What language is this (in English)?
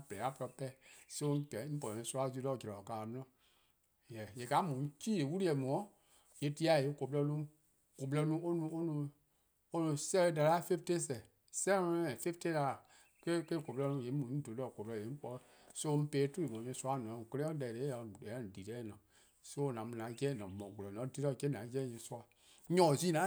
Eastern Krahn